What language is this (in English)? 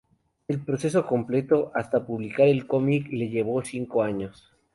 Spanish